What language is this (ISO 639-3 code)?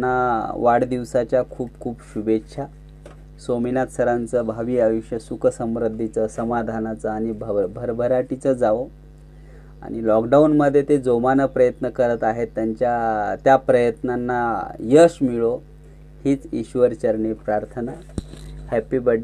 mar